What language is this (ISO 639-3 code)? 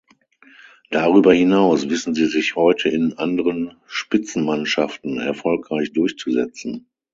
deu